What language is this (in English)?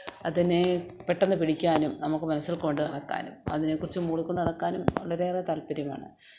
Malayalam